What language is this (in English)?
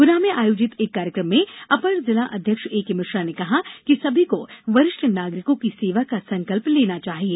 Hindi